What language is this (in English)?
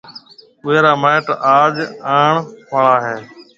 Marwari (Pakistan)